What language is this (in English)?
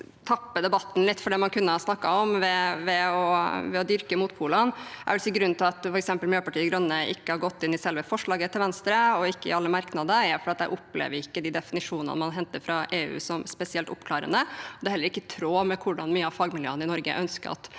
Norwegian